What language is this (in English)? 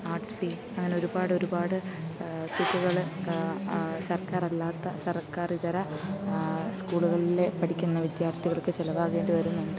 Malayalam